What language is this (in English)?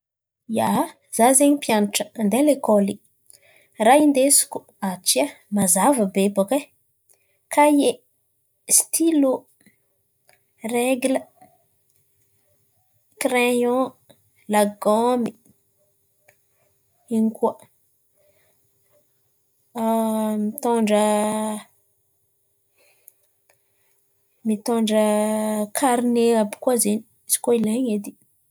Antankarana Malagasy